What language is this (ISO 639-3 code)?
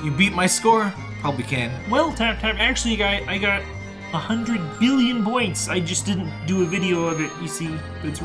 eng